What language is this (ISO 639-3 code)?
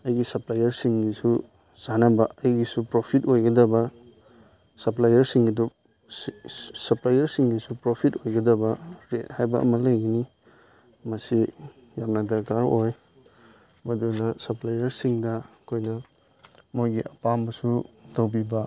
mni